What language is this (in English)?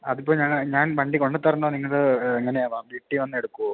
Malayalam